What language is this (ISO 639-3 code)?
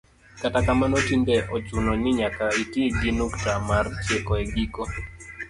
luo